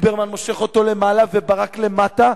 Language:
Hebrew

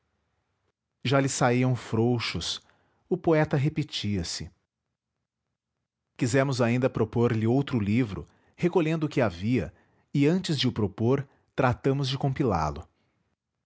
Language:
Portuguese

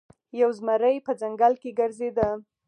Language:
Pashto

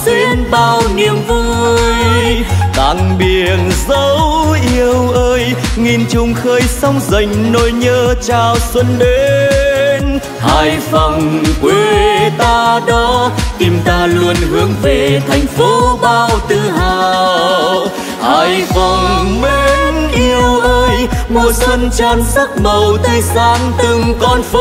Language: Vietnamese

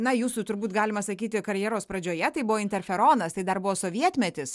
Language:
Lithuanian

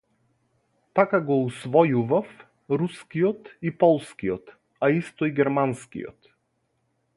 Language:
Macedonian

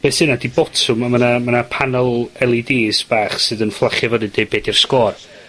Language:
Welsh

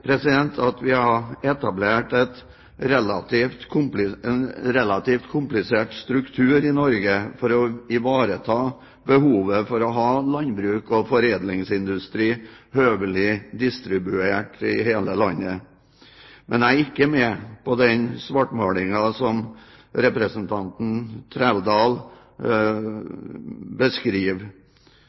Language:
Norwegian Bokmål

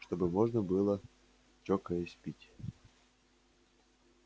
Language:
Russian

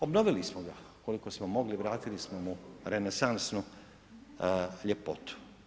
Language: Croatian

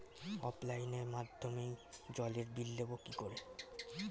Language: Bangla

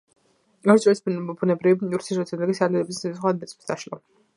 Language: Georgian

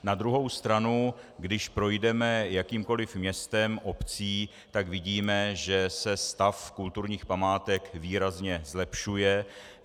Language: Czech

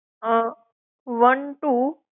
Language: Gujarati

